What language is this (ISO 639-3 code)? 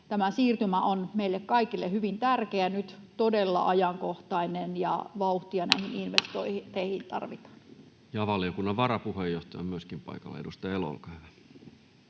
fin